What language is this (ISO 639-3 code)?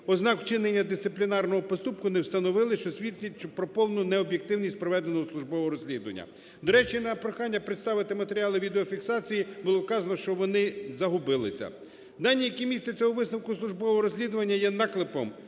ukr